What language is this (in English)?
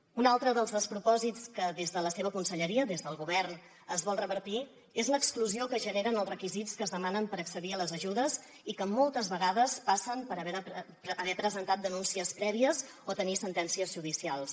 Catalan